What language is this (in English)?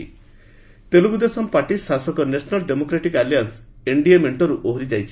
Odia